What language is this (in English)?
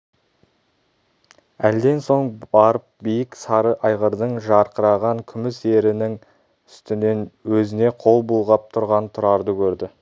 Kazakh